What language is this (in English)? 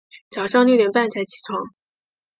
Chinese